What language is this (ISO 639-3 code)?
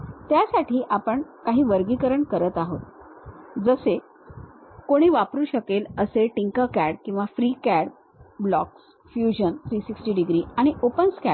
mar